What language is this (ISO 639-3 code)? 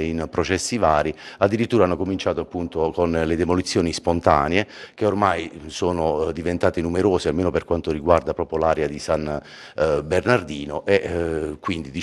ita